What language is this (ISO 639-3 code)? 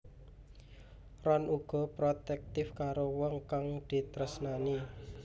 jav